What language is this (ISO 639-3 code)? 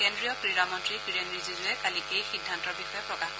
asm